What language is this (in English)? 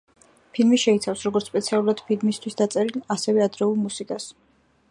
Georgian